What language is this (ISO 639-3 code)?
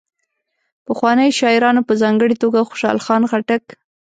pus